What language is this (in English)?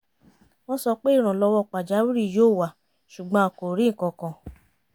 Yoruba